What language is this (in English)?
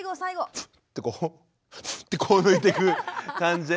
Japanese